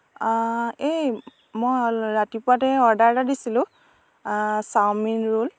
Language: Assamese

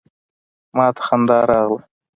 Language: Pashto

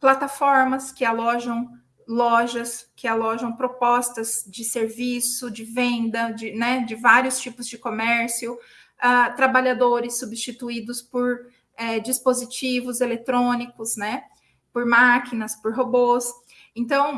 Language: Portuguese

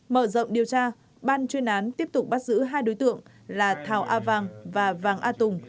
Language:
Vietnamese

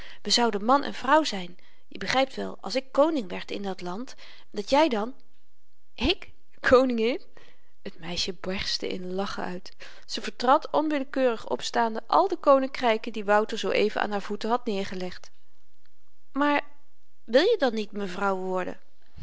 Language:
Dutch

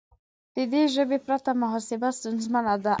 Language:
Pashto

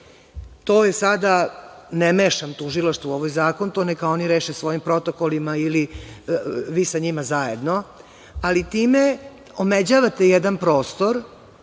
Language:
Serbian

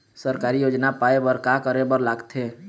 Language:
Chhattisgarhi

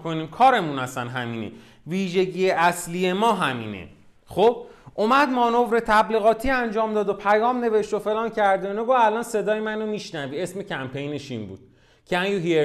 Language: Persian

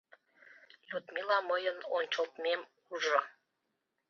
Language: Mari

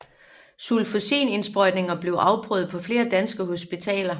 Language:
Danish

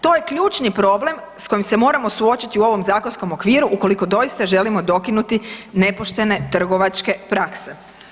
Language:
Croatian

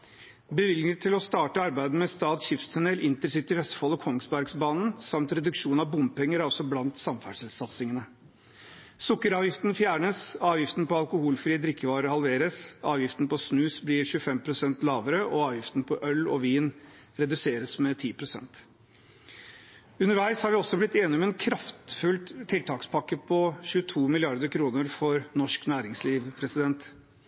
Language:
Norwegian Bokmål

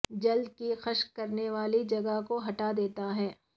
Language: Urdu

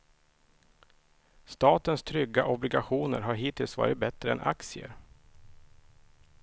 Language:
Swedish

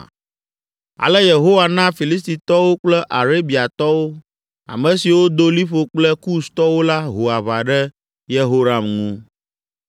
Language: Ewe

